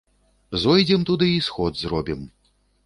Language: Belarusian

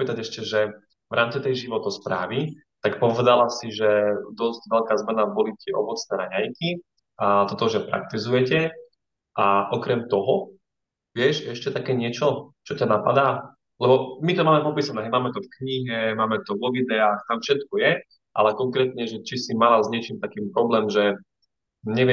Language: Slovak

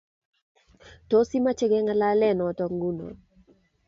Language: Kalenjin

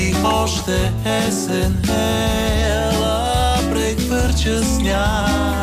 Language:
Bulgarian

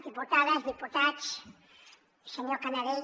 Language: Catalan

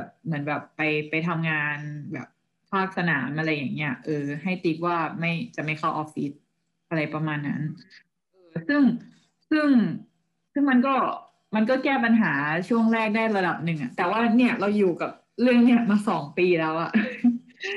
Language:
Thai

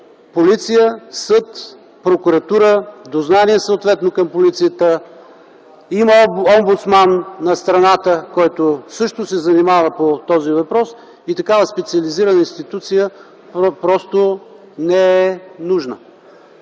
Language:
Bulgarian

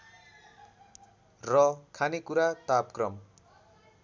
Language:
Nepali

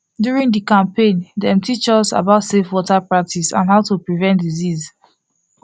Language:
Nigerian Pidgin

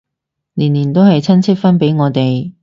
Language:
Cantonese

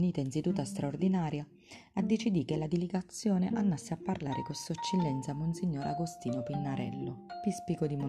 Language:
Italian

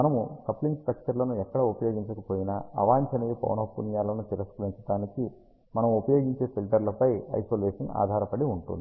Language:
Telugu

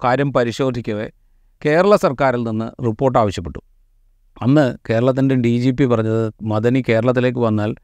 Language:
Malayalam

